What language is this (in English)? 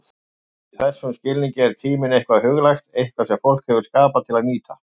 Icelandic